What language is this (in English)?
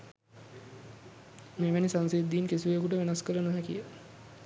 Sinhala